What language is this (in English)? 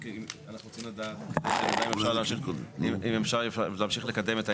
Hebrew